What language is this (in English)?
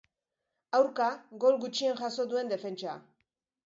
Basque